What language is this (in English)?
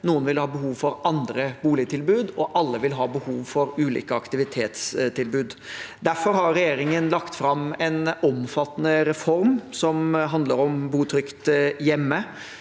Norwegian